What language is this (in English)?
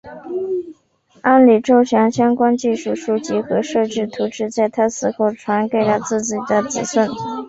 Chinese